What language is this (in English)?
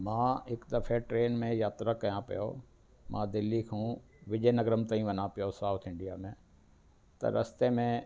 Sindhi